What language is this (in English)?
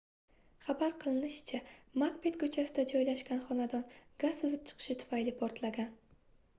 Uzbek